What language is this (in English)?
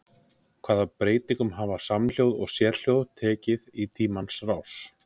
Icelandic